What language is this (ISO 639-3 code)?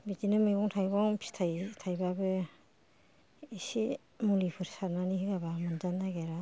brx